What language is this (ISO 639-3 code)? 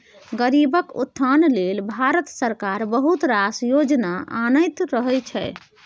mai